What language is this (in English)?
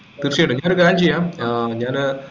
Malayalam